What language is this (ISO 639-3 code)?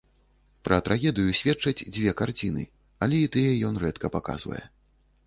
bel